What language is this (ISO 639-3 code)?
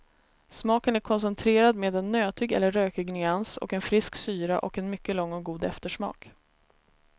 swe